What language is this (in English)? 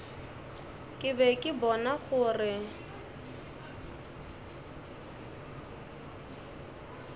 Northern Sotho